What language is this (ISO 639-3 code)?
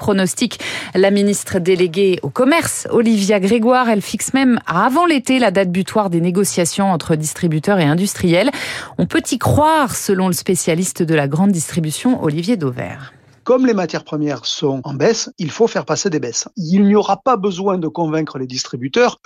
fra